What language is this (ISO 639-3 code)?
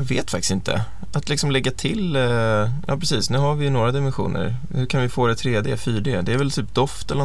swe